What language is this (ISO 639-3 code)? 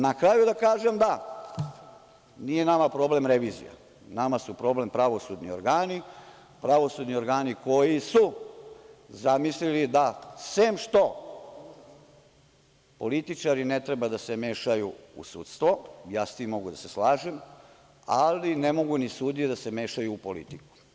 srp